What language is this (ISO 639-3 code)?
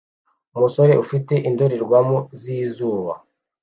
kin